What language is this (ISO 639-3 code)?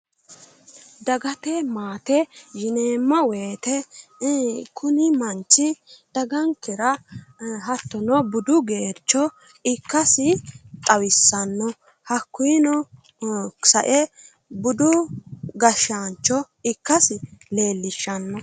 sid